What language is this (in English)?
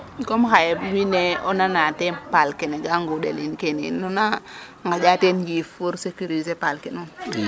Serer